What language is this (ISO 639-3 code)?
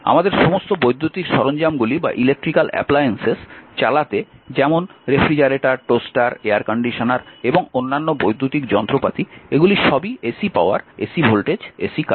ben